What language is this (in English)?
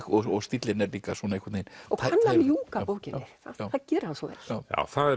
Icelandic